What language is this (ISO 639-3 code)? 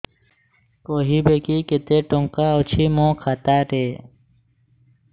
ori